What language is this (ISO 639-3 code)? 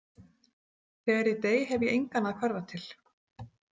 isl